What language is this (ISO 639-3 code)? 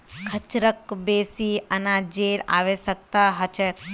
mag